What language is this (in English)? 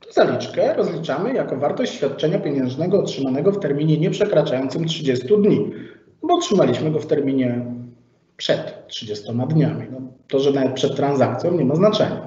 Polish